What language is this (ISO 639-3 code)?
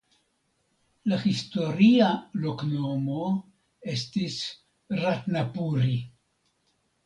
epo